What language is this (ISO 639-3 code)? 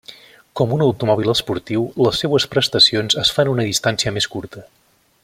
cat